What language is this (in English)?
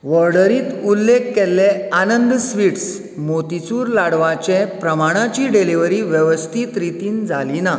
Konkani